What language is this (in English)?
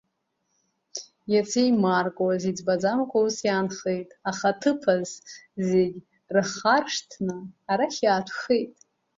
Abkhazian